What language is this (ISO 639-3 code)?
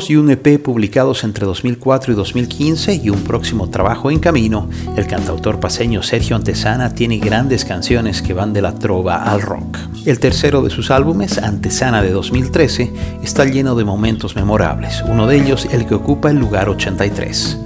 spa